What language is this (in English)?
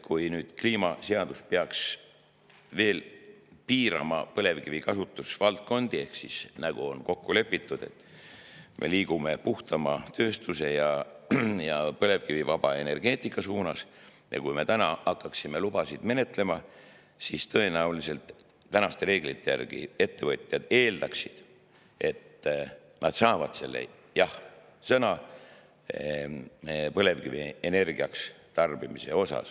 Estonian